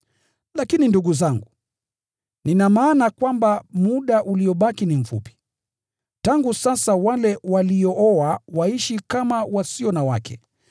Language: Swahili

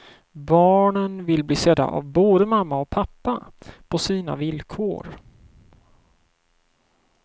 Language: Swedish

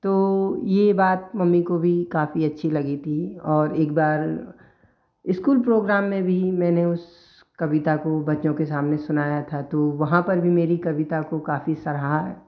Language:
Hindi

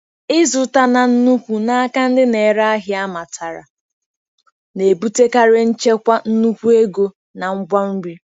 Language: Igbo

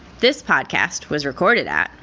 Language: English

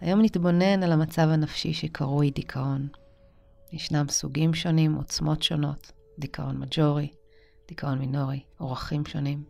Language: Hebrew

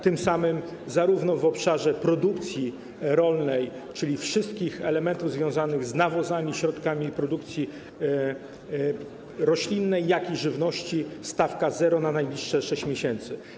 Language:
Polish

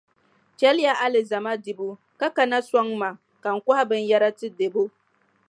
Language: Dagbani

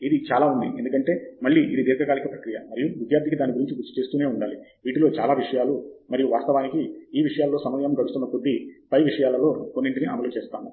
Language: Telugu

